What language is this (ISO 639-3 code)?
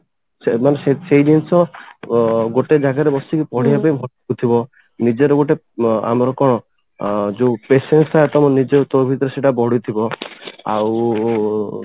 ori